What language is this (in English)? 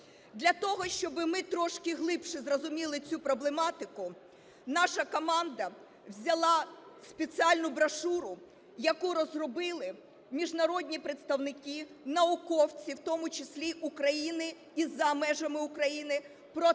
Ukrainian